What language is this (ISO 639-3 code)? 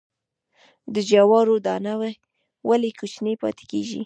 pus